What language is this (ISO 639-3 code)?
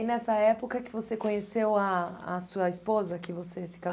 por